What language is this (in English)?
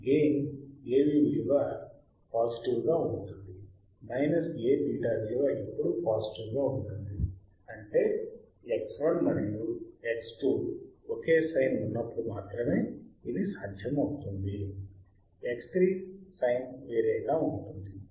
Telugu